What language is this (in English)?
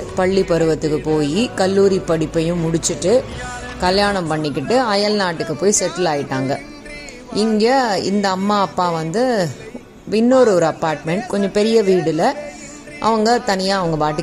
Tamil